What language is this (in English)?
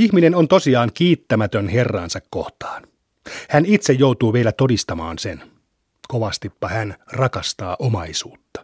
Finnish